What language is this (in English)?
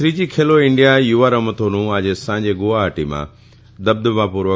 Gujarati